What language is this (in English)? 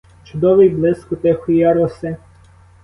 Ukrainian